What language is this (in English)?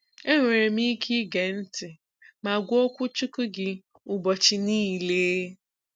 Igbo